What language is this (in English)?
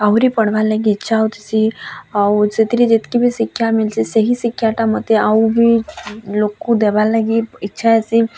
Odia